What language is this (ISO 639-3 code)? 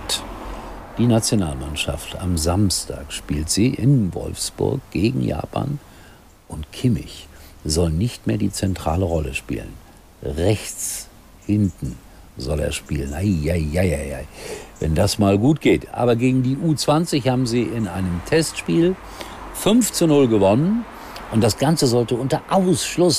deu